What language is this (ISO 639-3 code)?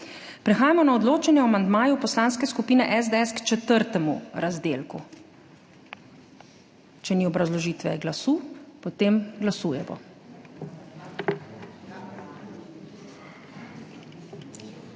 slv